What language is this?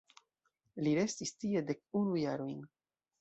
Esperanto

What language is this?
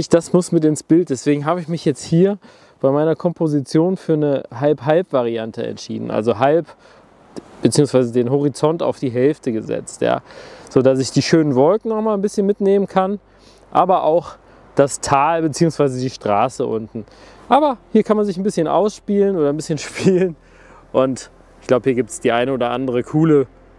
German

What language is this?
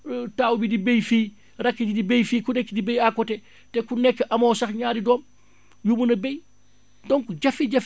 Wolof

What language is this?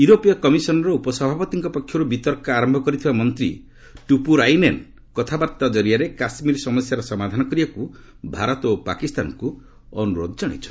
Odia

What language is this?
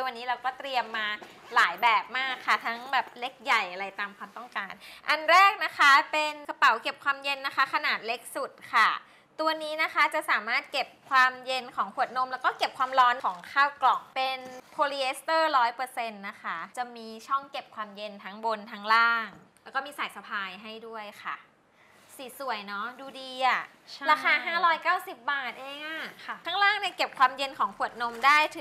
Thai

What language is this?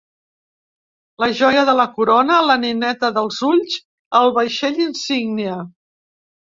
Catalan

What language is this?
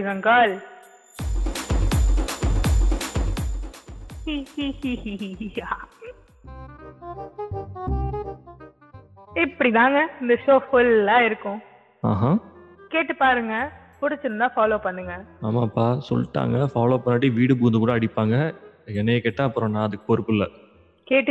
Tamil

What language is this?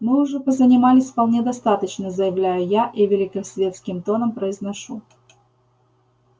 Russian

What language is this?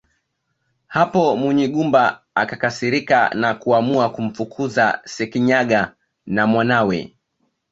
Swahili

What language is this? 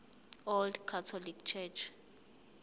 Zulu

